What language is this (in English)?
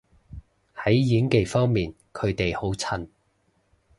Cantonese